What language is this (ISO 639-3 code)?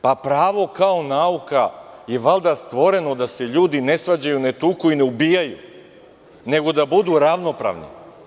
srp